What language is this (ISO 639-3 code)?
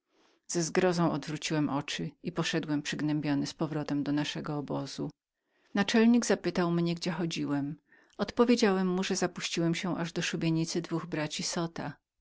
pol